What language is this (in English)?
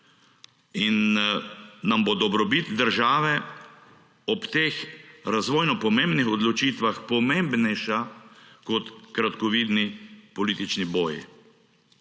Slovenian